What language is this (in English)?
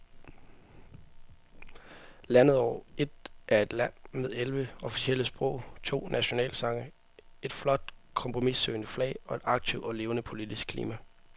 Danish